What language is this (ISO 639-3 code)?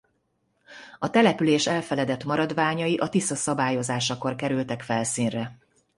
hun